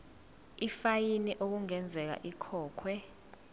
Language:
Zulu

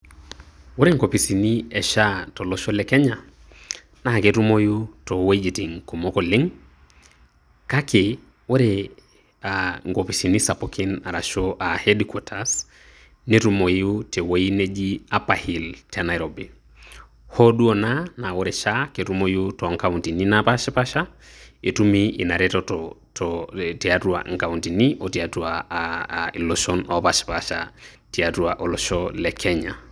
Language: Masai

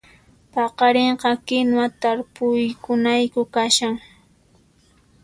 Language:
Puno Quechua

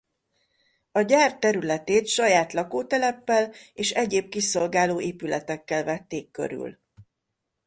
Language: Hungarian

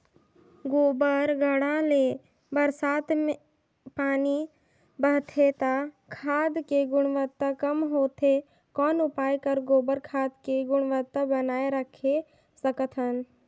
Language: Chhattisgarhi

